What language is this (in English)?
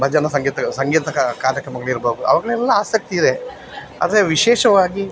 Kannada